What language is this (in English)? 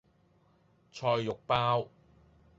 Cantonese